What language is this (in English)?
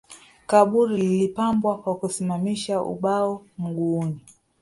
Swahili